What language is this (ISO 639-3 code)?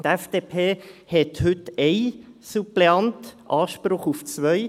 gsw